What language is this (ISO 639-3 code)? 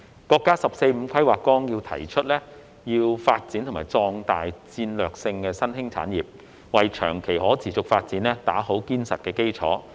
yue